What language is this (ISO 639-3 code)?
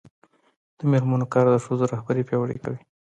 pus